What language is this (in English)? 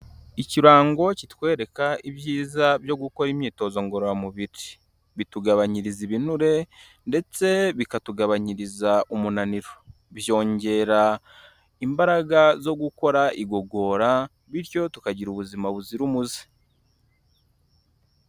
Kinyarwanda